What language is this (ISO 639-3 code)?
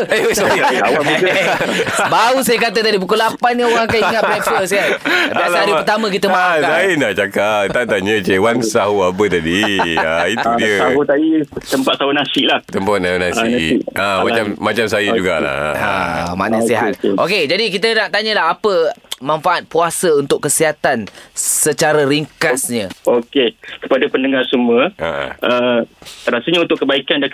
msa